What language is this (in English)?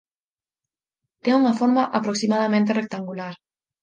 Galician